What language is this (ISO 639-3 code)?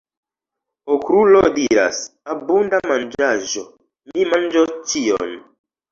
epo